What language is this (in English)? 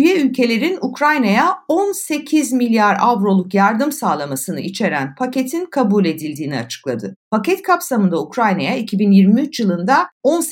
Turkish